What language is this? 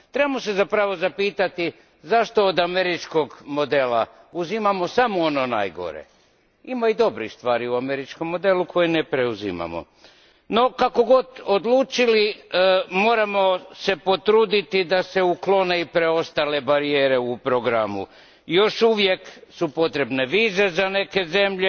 Croatian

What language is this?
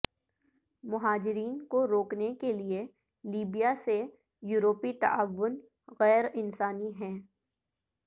Urdu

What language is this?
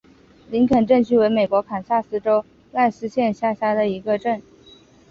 Chinese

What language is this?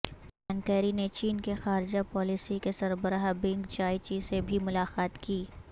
Urdu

